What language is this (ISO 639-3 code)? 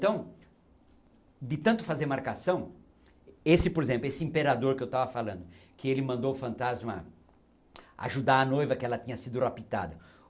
por